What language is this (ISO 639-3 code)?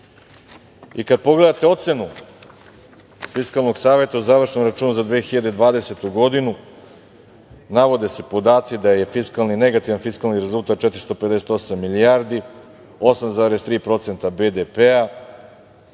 srp